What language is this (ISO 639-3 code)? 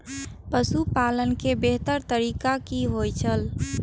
mai